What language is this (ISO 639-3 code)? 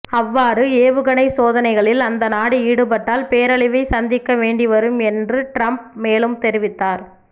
tam